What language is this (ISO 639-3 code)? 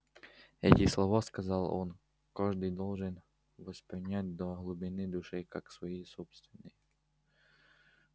rus